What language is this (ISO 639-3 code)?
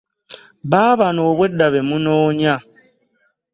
lug